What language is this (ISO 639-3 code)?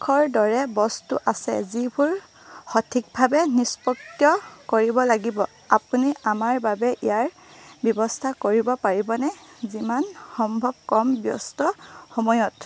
asm